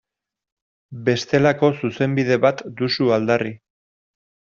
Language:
Basque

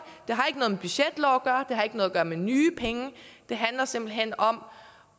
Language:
Danish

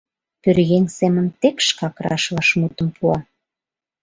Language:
Mari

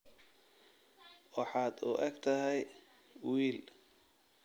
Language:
Somali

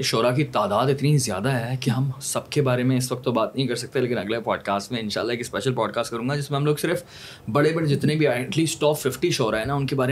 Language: Urdu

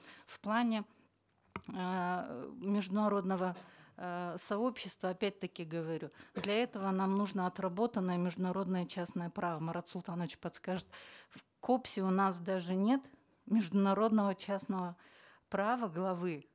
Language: Kazakh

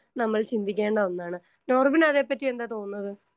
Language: Malayalam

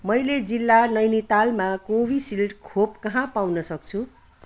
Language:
Nepali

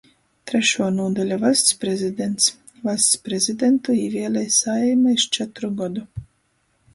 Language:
Latgalian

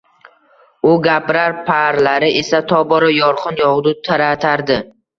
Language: Uzbek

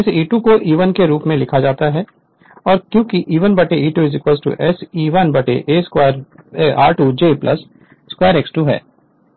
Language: Hindi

